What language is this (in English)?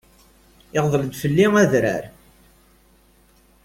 Kabyle